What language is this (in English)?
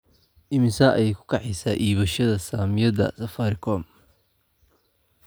Somali